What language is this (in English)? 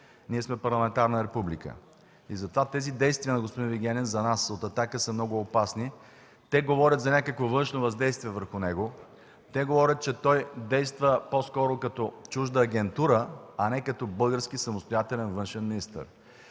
Bulgarian